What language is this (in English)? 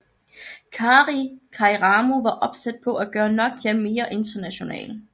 Danish